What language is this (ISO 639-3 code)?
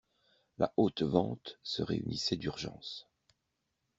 fra